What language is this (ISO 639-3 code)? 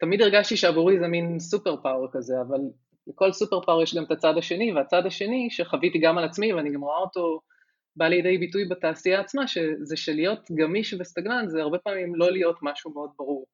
heb